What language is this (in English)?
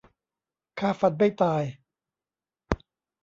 Thai